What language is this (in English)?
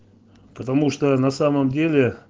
Russian